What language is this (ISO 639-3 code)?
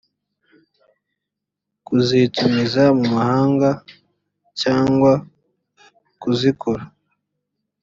kin